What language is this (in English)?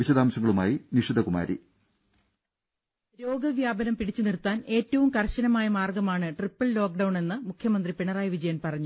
Malayalam